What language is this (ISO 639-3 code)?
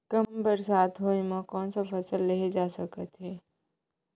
hne